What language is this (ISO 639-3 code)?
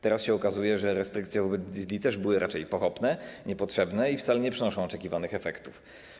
pol